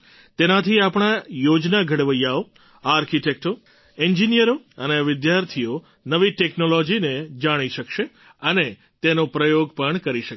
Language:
Gujarati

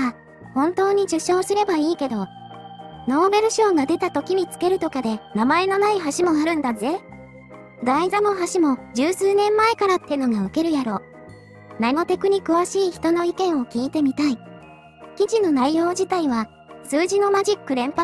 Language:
Japanese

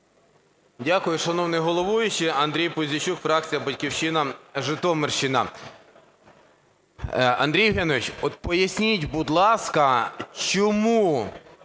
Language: Ukrainian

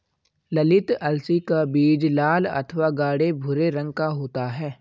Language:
Hindi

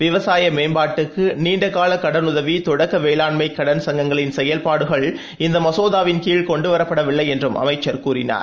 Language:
Tamil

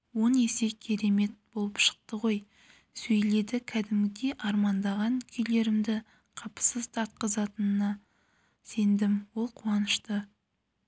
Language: Kazakh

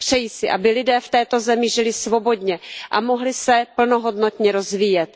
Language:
Czech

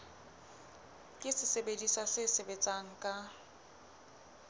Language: Southern Sotho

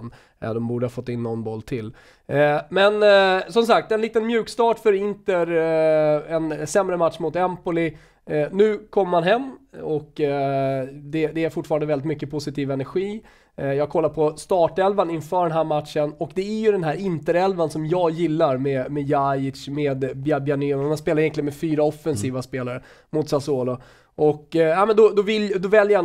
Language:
Swedish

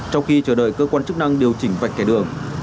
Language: Vietnamese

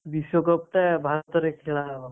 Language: Odia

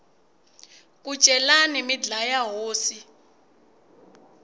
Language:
Tsonga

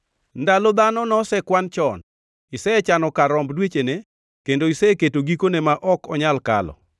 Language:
Luo (Kenya and Tanzania)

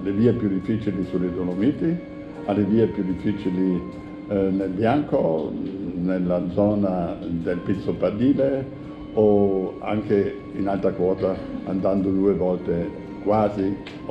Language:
Italian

